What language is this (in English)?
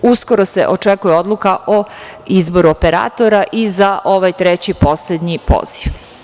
Serbian